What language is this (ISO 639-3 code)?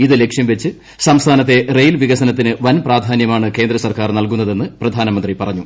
mal